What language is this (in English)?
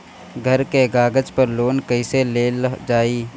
Bhojpuri